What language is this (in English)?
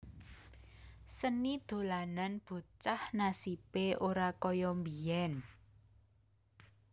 Javanese